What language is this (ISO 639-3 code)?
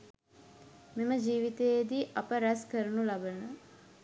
sin